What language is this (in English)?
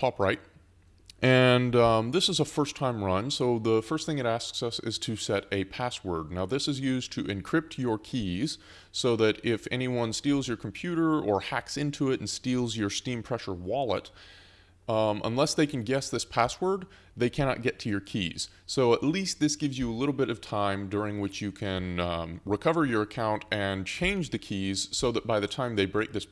English